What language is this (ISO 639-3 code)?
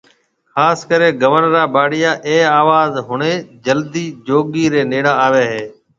mve